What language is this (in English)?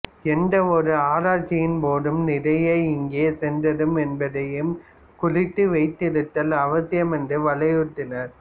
Tamil